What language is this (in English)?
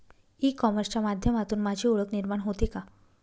Marathi